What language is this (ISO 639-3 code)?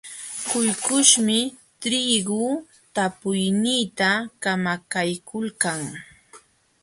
qxw